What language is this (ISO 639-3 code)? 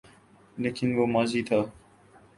urd